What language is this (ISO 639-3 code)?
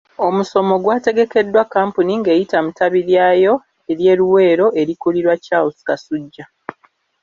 lug